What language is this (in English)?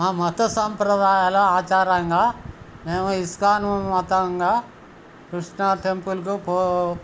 Telugu